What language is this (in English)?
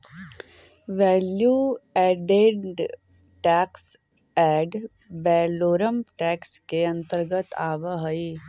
Magahi